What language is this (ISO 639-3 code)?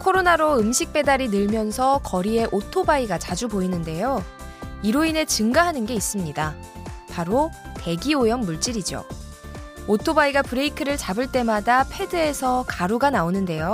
kor